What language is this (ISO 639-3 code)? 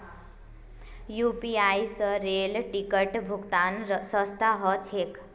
mag